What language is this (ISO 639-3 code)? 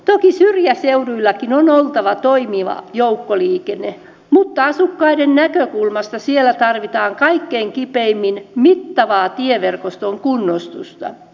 fin